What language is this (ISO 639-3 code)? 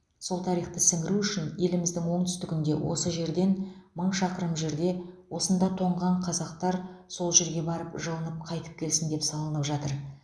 kaz